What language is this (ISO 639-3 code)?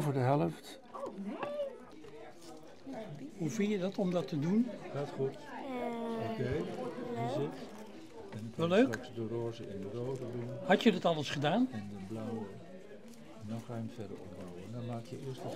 nld